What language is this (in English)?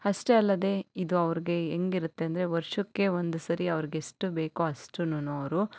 Kannada